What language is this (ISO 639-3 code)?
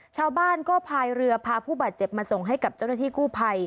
tha